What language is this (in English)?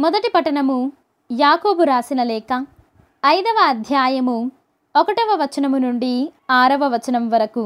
Telugu